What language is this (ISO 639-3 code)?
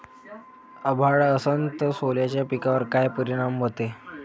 mar